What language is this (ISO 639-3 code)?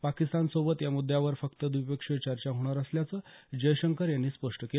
mar